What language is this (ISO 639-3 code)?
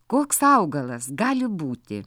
lit